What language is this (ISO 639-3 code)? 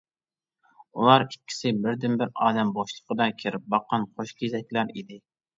uig